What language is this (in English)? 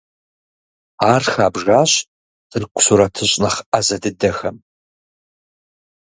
Kabardian